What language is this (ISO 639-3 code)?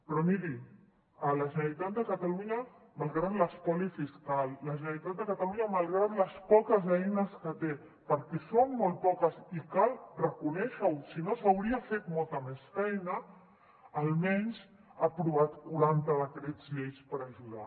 cat